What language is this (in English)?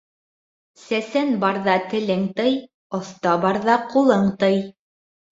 Bashkir